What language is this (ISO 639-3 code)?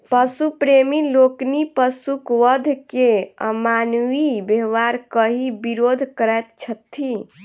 mai